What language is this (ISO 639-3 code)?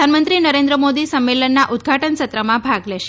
guj